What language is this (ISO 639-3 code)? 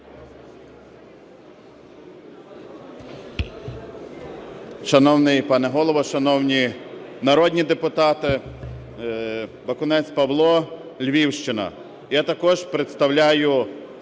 ukr